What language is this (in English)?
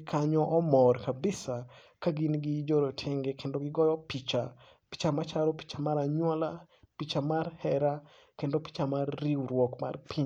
Luo (Kenya and Tanzania)